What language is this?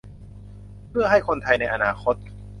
Thai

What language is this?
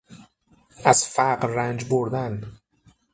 Persian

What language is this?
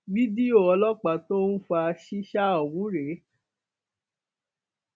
Yoruba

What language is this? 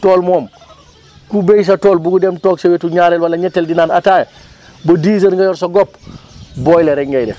Wolof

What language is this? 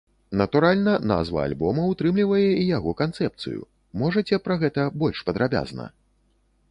Belarusian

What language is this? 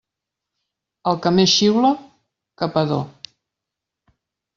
Catalan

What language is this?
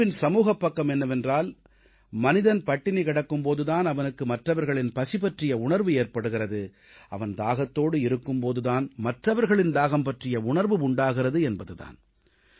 Tamil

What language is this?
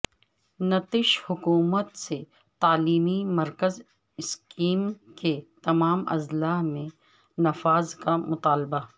Urdu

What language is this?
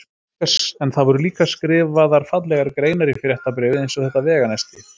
Icelandic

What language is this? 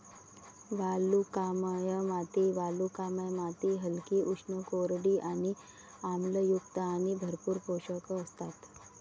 Marathi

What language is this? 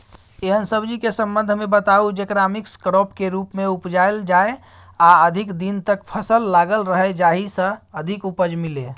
Maithili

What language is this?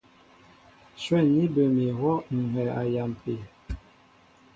Mbo (Cameroon)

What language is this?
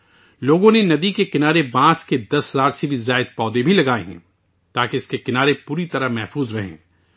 Urdu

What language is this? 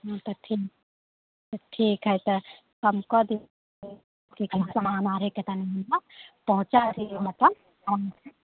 Maithili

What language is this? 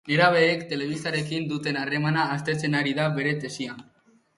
Basque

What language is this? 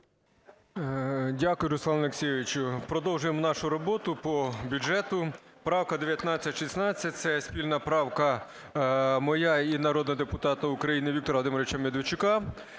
Ukrainian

